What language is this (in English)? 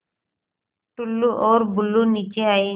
Hindi